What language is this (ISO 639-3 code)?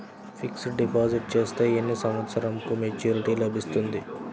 tel